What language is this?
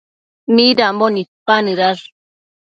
Matsés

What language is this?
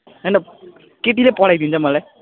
Nepali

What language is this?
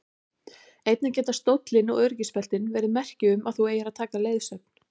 Icelandic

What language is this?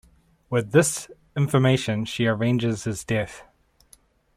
English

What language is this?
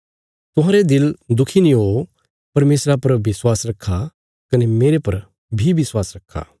Bilaspuri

